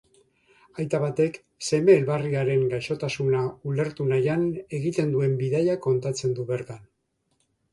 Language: Basque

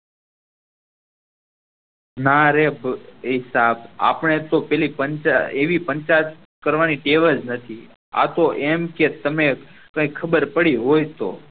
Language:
Gujarati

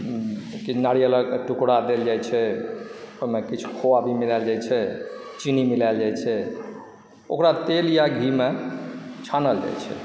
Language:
Maithili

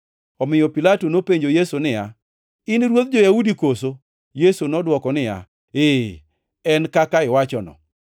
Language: Luo (Kenya and Tanzania)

